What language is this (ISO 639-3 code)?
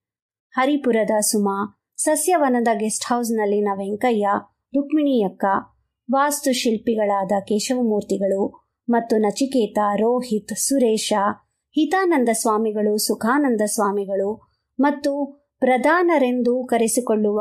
kan